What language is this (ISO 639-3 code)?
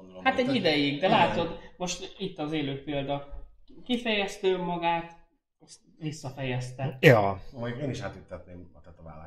hun